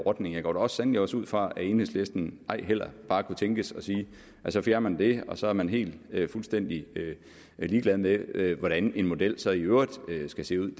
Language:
Danish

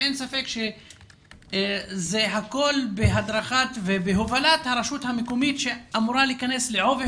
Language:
Hebrew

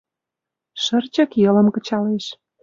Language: Mari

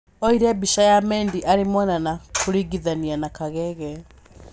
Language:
Kikuyu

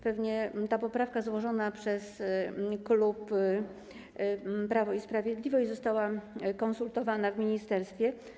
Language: Polish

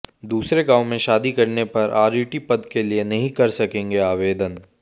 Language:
Hindi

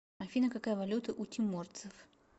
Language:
Russian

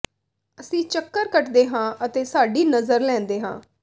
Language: Punjabi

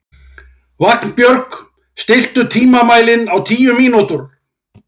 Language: Icelandic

